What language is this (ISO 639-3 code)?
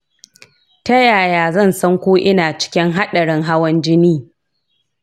hau